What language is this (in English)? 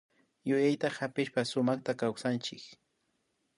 Imbabura Highland Quichua